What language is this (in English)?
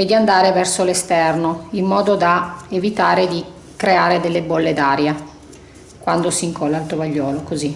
Italian